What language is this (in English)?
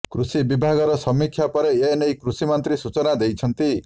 Odia